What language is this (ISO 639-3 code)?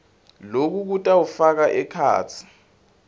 ssw